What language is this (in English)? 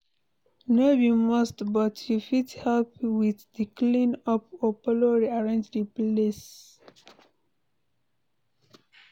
Nigerian Pidgin